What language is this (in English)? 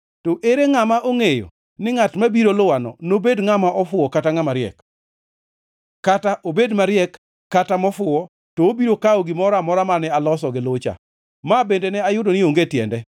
Luo (Kenya and Tanzania)